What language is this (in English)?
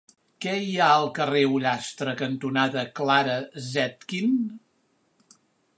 Catalan